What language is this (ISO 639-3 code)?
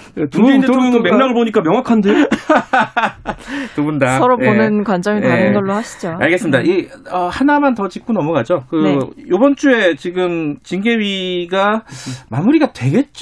kor